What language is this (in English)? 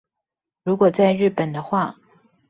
Chinese